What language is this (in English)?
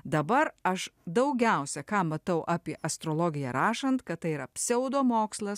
Lithuanian